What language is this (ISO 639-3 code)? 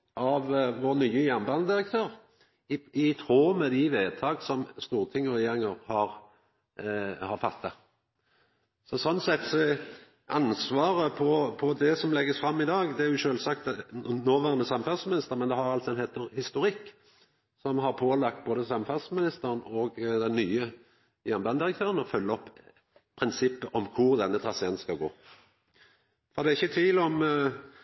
nno